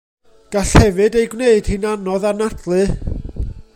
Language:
Welsh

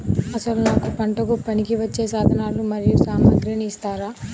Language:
Telugu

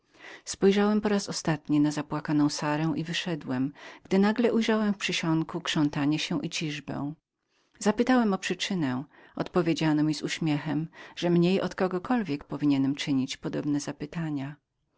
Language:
Polish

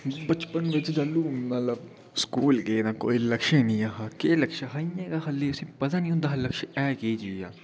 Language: Dogri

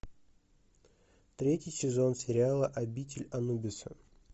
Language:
Russian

